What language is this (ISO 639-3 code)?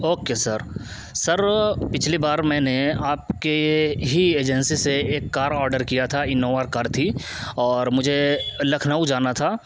urd